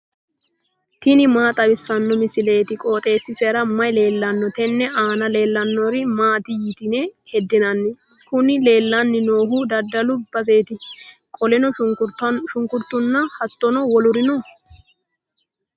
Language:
Sidamo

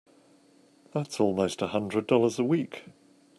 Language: English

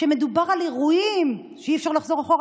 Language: Hebrew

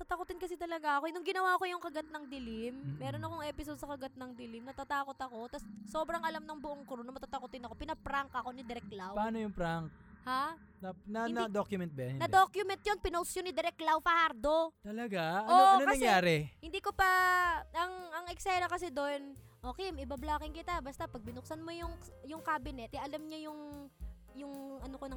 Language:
Filipino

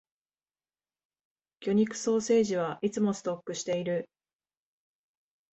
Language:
Japanese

